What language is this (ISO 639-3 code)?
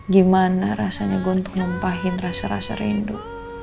ind